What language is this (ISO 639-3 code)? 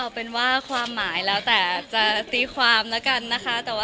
tha